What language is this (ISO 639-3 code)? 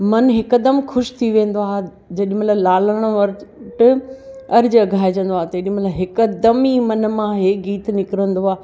snd